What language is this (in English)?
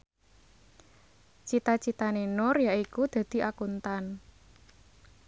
Javanese